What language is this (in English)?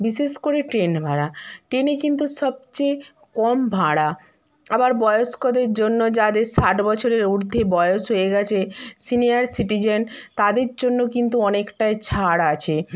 Bangla